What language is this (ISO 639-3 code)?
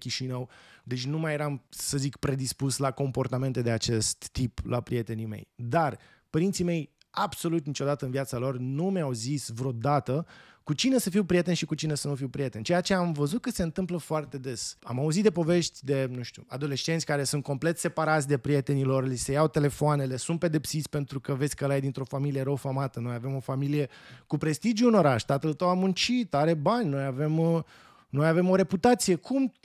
ron